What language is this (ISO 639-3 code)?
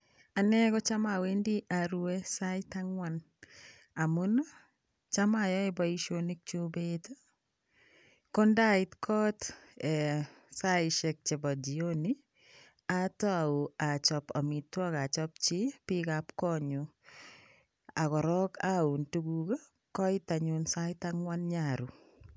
kln